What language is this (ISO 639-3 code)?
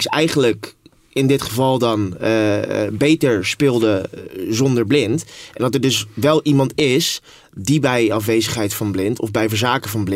nld